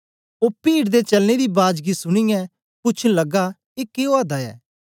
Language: Dogri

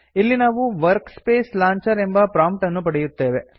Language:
Kannada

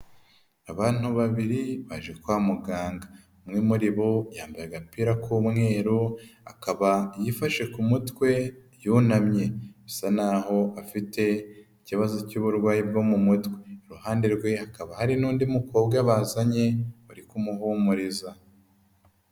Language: Kinyarwanda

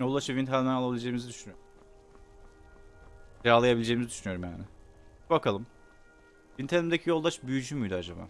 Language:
Turkish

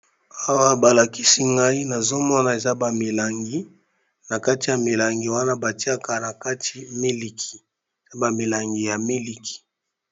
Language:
Lingala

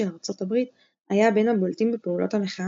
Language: Hebrew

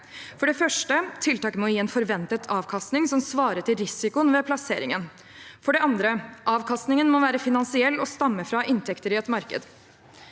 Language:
Norwegian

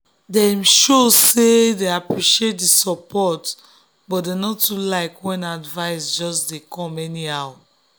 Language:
Nigerian Pidgin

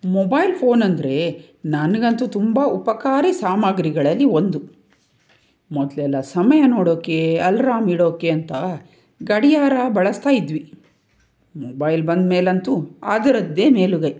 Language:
Kannada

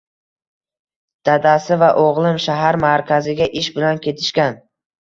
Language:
Uzbek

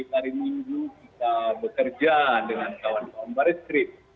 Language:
Indonesian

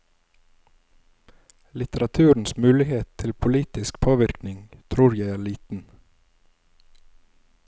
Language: Norwegian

